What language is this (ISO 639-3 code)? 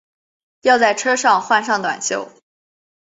zho